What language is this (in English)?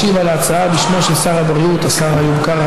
Hebrew